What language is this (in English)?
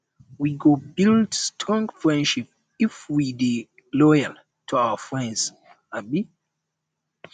Nigerian Pidgin